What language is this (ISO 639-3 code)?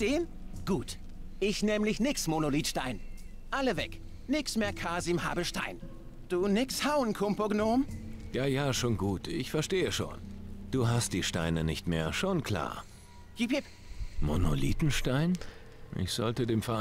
deu